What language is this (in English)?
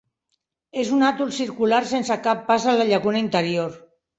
Catalan